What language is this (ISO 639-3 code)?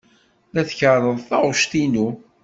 kab